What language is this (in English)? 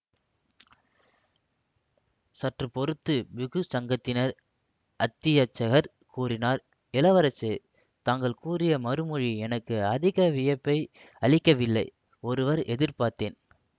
Tamil